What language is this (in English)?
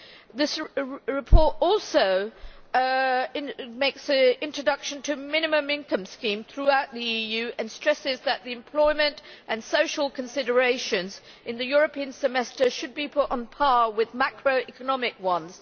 English